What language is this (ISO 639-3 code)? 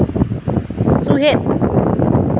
sat